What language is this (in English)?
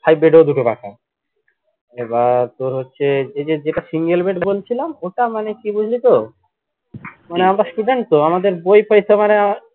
Bangla